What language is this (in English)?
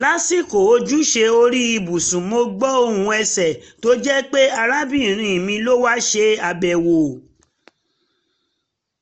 Yoruba